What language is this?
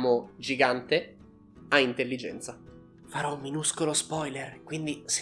Italian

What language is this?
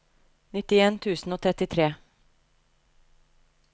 Norwegian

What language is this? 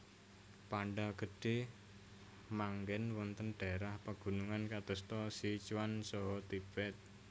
Javanese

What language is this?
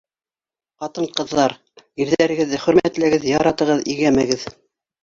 Bashkir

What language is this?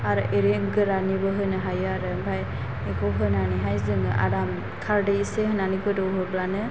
Bodo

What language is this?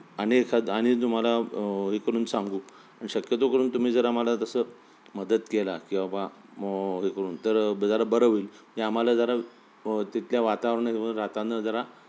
Marathi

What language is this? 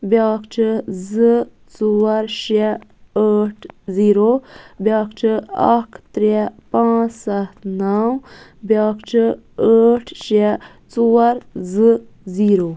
Kashmiri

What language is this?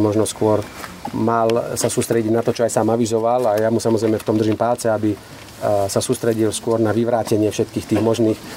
Slovak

